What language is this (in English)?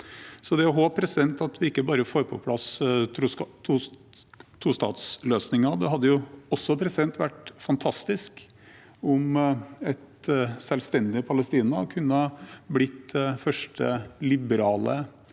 Norwegian